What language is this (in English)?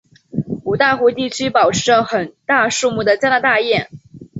Chinese